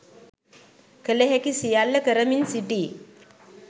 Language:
Sinhala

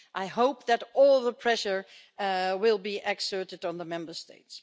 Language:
English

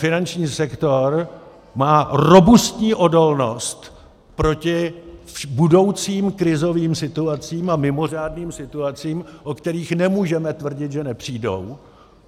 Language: Czech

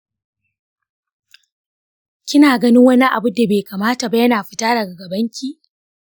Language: Hausa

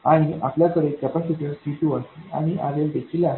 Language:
Marathi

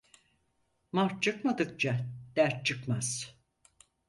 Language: Turkish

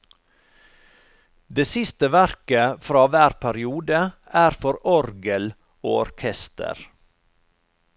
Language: Norwegian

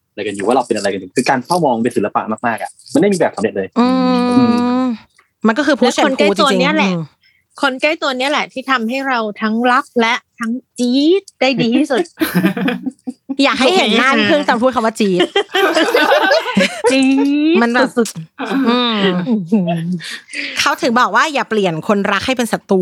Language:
Thai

